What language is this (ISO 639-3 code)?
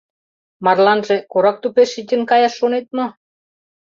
chm